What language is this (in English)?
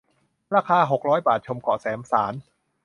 Thai